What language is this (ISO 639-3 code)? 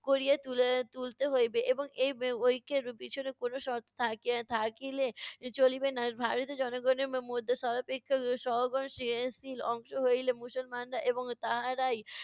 ben